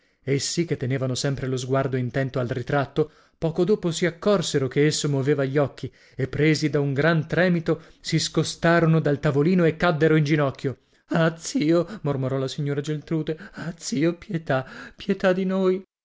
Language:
Italian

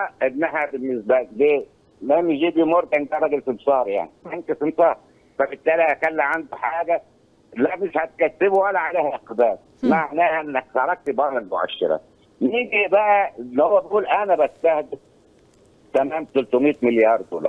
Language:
Arabic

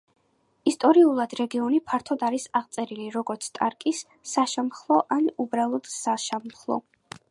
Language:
Georgian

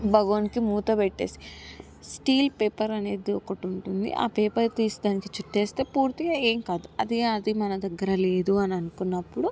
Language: Telugu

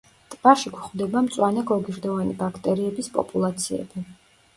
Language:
Georgian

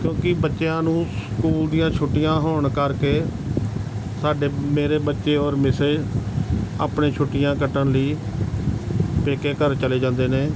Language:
Punjabi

